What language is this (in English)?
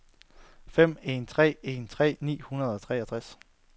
Danish